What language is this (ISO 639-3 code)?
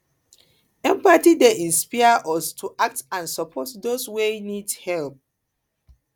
pcm